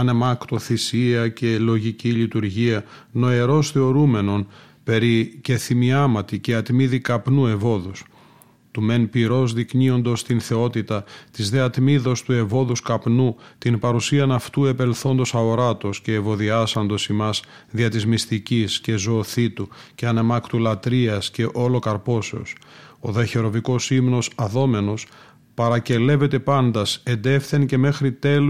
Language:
Greek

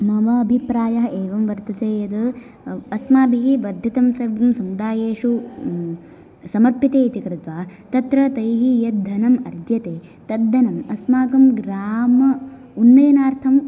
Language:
Sanskrit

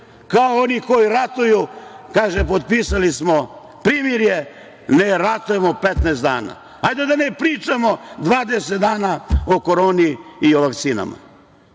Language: Serbian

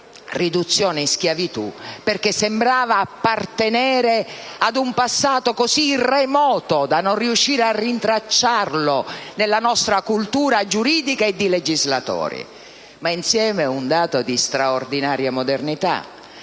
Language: Italian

